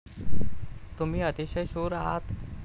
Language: Marathi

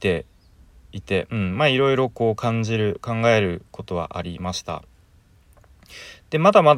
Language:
Japanese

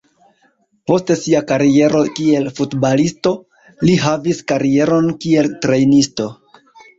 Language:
Esperanto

